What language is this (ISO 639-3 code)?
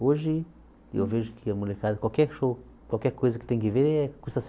por